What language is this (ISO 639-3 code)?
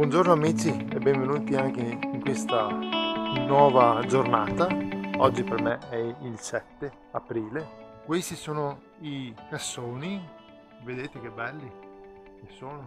ita